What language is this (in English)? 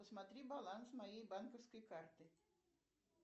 Russian